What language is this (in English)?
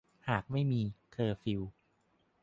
Thai